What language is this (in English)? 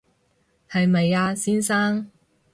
Cantonese